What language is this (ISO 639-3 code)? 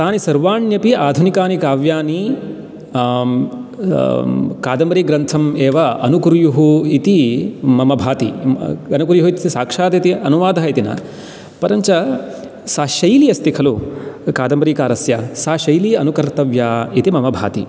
san